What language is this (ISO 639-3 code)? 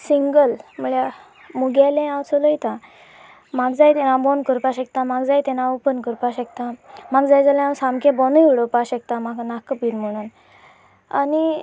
kok